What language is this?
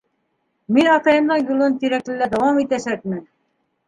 Bashkir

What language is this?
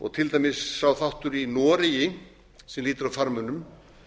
Icelandic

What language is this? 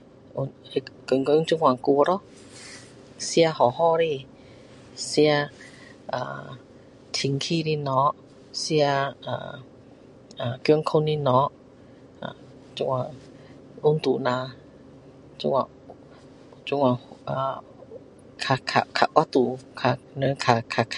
Min Dong Chinese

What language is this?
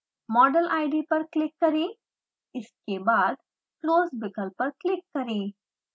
Hindi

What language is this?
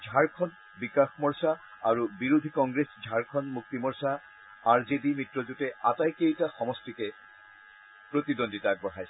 Assamese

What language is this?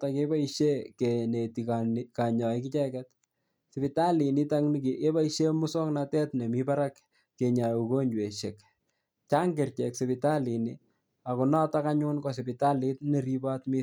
Kalenjin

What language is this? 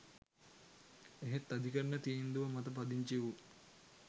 Sinhala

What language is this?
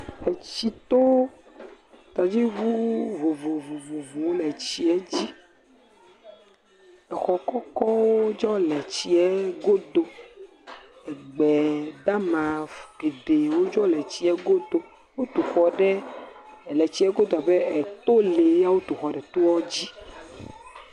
Ewe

